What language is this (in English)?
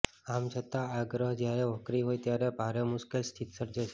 Gujarati